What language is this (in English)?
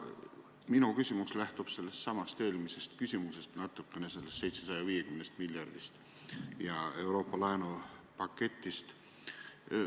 Estonian